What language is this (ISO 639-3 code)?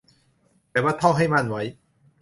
tha